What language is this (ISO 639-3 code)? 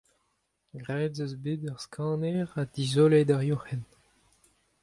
bre